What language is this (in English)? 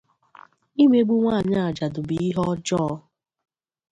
Igbo